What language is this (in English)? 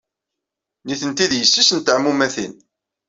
Kabyle